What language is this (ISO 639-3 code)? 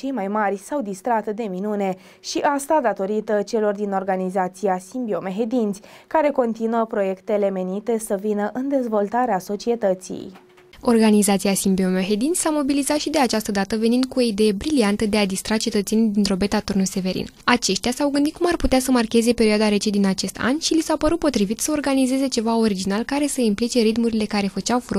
ron